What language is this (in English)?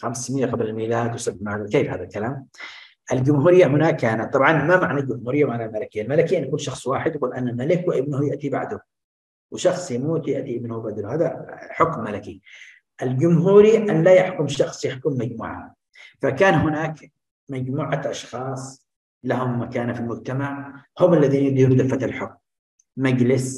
Arabic